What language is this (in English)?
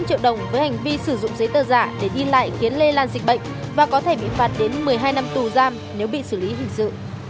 Vietnamese